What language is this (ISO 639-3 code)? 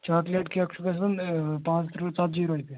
kas